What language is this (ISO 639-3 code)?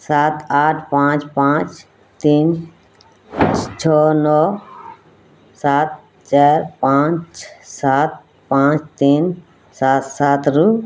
ori